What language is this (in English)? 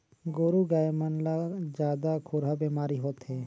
Chhattisgarhi